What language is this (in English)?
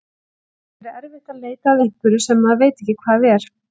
Icelandic